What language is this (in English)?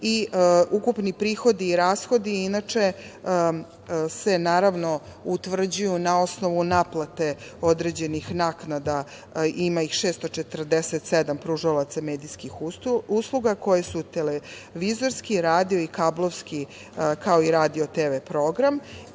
Serbian